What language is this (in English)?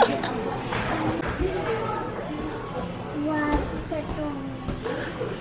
Korean